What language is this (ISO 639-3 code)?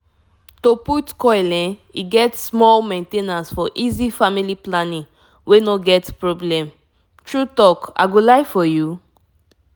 pcm